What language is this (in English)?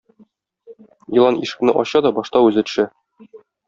Tatar